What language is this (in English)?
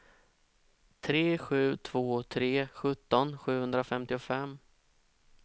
Swedish